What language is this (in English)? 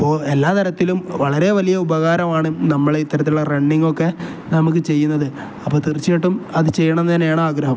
Malayalam